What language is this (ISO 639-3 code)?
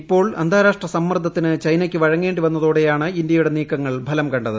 mal